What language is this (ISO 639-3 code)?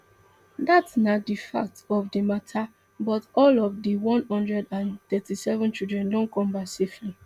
pcm